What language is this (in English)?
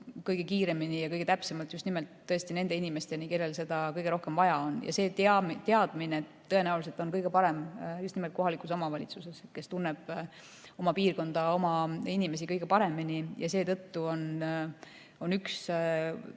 Estonian